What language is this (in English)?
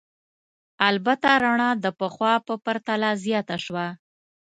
Pashto